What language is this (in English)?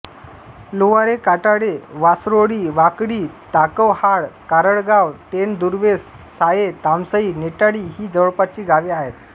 Marathi